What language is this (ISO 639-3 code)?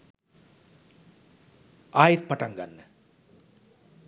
sin